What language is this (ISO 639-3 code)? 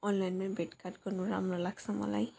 nep